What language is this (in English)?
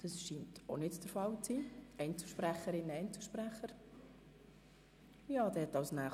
Swiss German